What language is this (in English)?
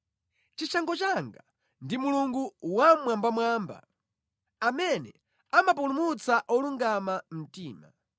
Nyanja